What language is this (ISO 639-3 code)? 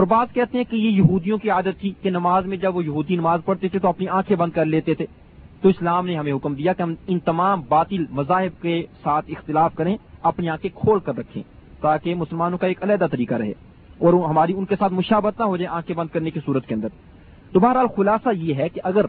urd